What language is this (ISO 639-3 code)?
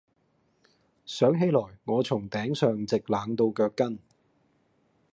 yue